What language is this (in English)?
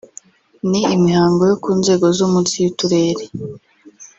Kinyarwanda